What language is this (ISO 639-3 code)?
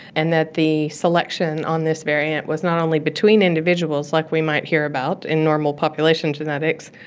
eng